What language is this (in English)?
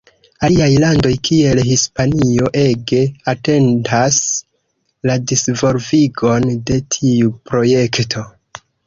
Esperanto